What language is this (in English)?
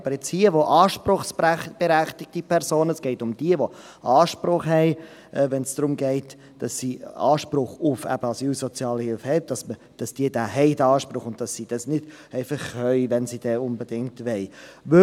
Swiss German